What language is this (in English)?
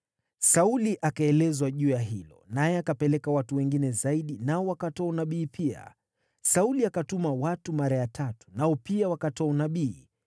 Swahili